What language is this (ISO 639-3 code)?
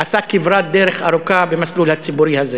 heb